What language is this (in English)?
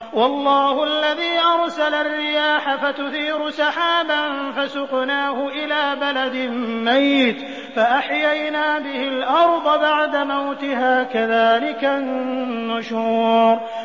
Arabic